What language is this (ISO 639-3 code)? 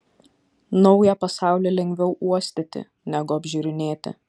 lit